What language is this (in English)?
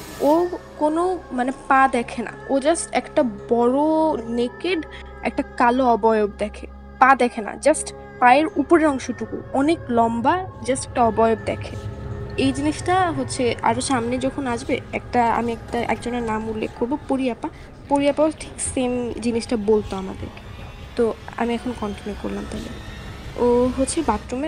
Bangla